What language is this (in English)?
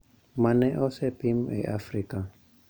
Luo (Kenya and Tanzania)